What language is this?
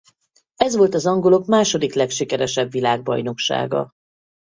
Hungarian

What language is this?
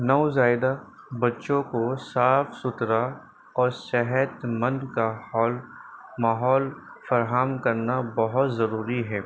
Urdu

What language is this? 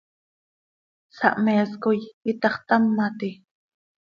Seri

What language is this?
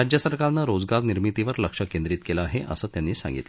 Marathi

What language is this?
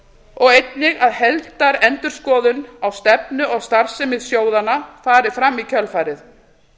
Icelandic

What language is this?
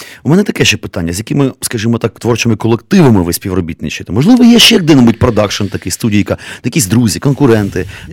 Ukrainian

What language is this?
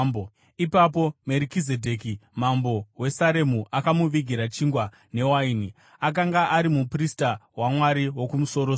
Shona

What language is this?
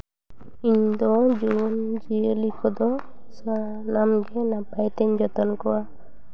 Santali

